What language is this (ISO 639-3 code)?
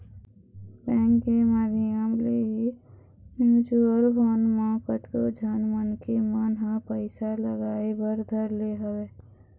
hne